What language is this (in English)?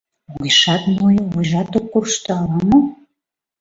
Mari